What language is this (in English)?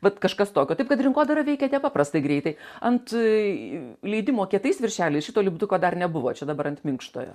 Lithuanian